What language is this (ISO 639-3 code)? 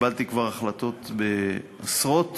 heb